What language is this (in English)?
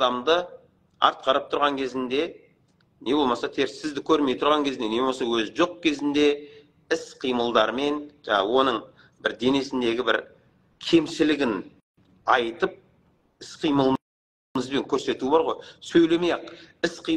Turkish